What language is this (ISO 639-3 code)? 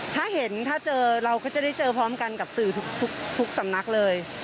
tha